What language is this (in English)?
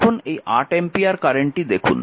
Bangla